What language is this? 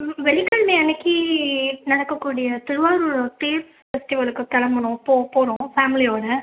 Tamil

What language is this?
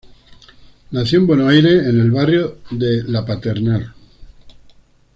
Spanish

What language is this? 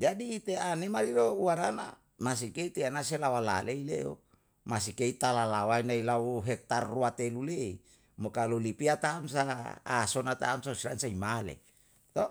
Yalahatan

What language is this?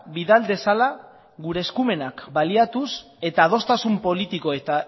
Basque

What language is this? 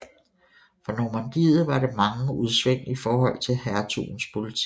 Danish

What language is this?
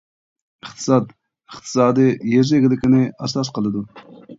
Uyghur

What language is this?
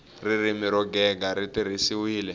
Tsonga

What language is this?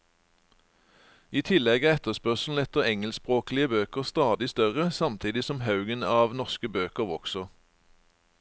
Norwegian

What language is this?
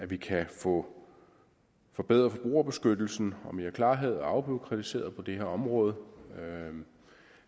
Danish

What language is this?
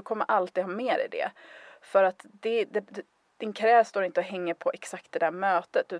Swedish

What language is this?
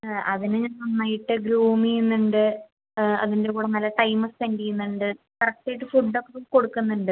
Malayalam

